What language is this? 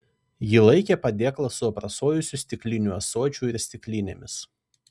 Lithuanian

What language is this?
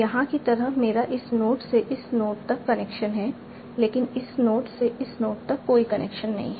Hindi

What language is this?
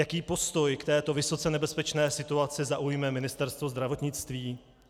Czech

